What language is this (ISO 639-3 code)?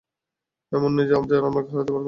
ben